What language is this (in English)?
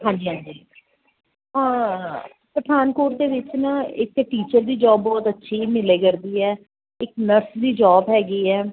Punjabi